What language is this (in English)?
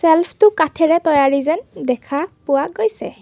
Assamese